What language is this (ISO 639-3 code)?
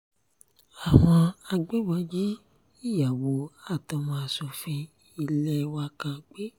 yor